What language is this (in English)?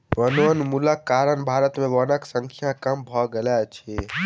Maithili